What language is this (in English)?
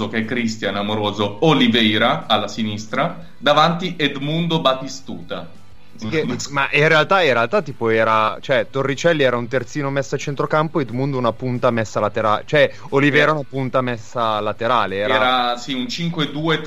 Italian